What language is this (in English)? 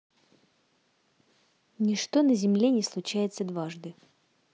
Russian